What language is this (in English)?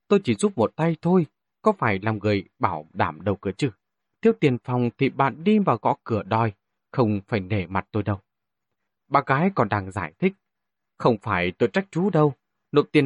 Vietnamese